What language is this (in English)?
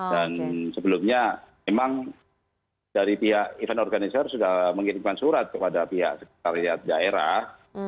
Indonesian